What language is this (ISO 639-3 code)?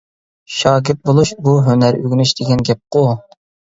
uig